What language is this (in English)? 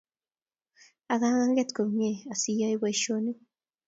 Kalenjin